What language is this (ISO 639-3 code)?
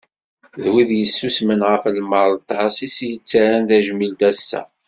kab